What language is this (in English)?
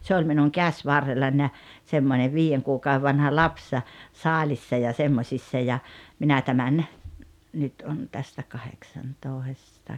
Finnish